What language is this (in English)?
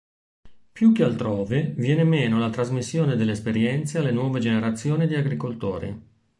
Italian